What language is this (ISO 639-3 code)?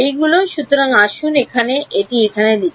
ben